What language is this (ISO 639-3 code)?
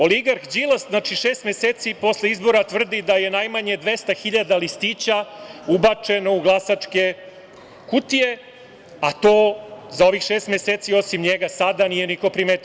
srp